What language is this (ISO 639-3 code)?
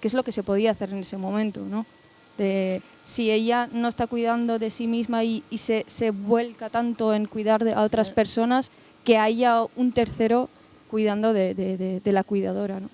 spa